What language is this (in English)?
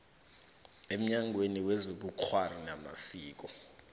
South Ndebele